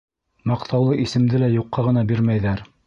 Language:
Bashkir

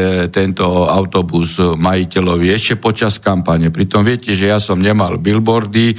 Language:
Slovak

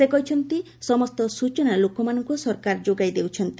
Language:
Odia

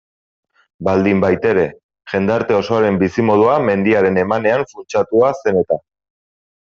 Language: Basque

